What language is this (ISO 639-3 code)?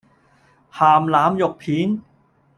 yue